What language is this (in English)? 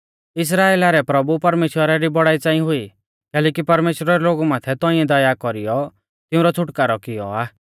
Mahasu Pahari